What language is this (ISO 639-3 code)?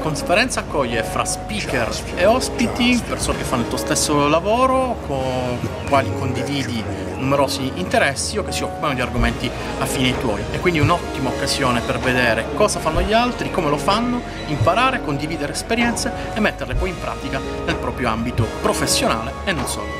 ita